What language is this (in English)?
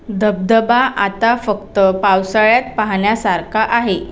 Marathi